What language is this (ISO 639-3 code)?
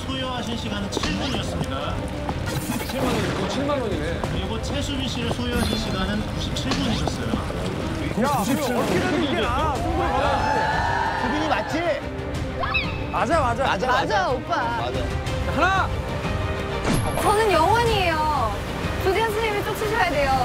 kor